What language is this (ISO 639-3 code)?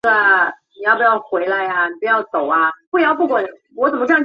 zho